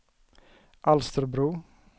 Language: Swedish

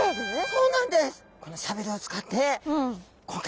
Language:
Japanese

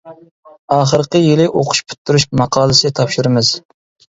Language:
Uyghur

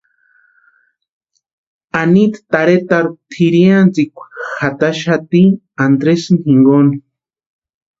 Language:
Western Highland Purepecha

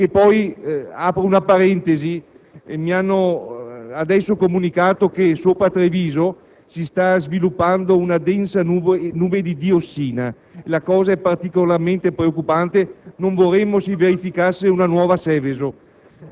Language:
Italian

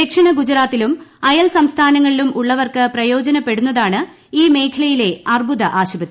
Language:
Malayalam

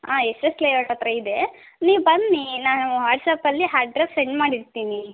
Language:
Kannada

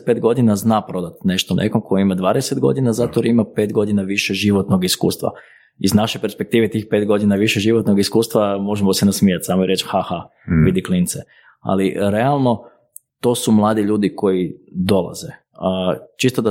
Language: Croatian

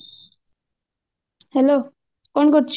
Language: Odia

